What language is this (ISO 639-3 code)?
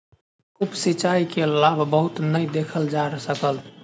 mai